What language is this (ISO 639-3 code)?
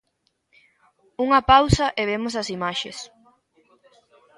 glg